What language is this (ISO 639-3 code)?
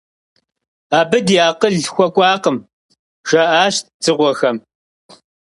kbd